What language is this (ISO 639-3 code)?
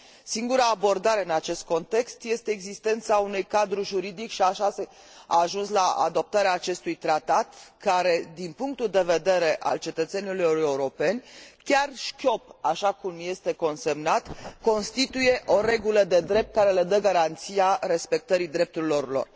ron